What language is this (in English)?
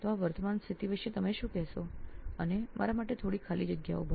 Gujarati